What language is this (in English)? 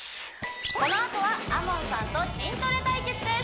Japanese